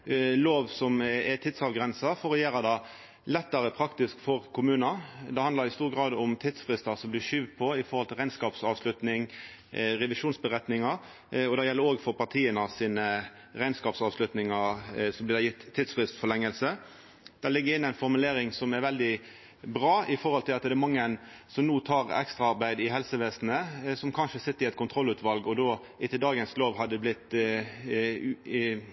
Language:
Norwegian Nynorsk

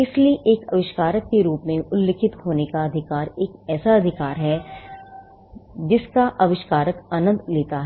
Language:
Hindi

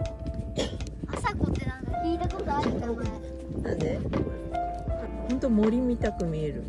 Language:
Japanese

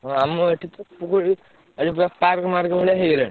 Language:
Odia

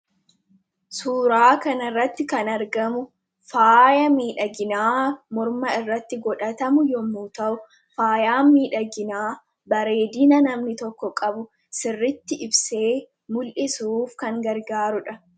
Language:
Oromo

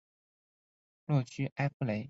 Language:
Chinese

